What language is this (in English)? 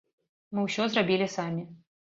Belarusian